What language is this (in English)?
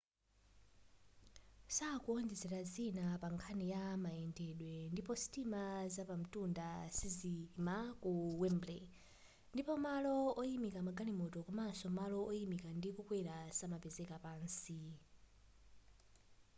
Nyanja